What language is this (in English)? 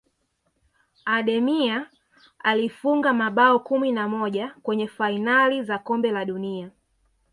Swahili